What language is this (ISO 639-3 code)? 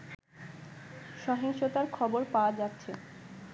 ben